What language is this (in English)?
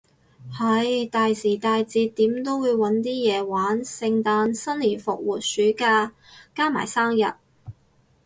Cantonese